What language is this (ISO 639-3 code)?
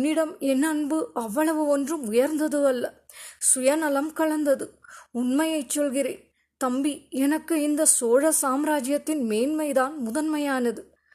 tam